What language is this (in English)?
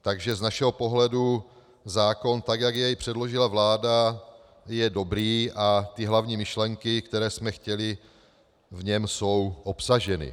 Czech